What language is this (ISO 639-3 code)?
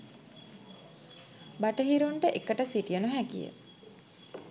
sin